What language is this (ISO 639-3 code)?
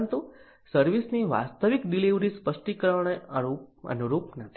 guj